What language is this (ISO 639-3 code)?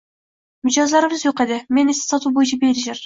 uzb